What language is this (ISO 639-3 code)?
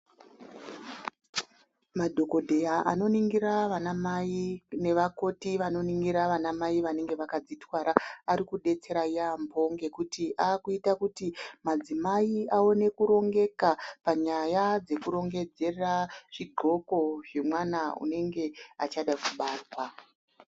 ndc